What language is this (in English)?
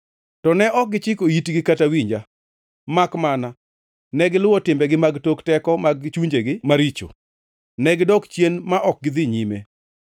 Luo (Kenya and Tanzania)